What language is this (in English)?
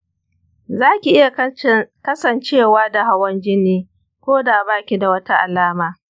Hausa